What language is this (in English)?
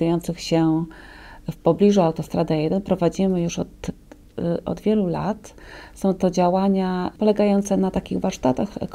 Polish